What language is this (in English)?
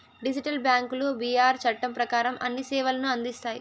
Telugu